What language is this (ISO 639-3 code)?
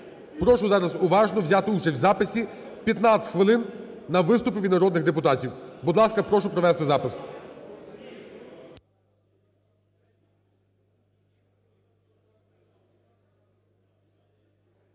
ukr